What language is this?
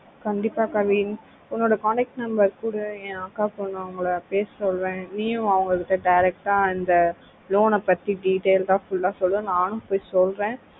Tamil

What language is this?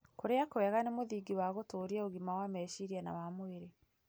Kikuyu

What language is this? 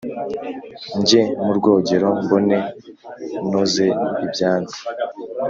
Kinyarwanda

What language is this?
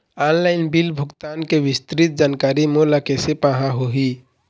Chhattisgarhi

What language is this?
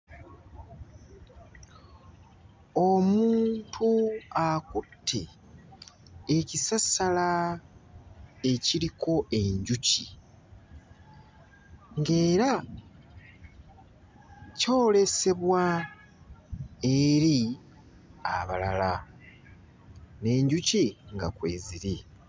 Ganda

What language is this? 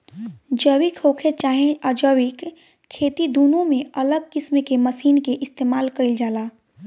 Bhojpuri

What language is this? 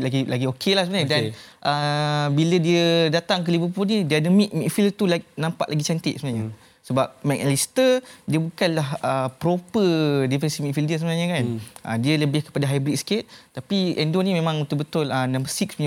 Malay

